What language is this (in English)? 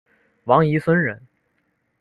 Chinese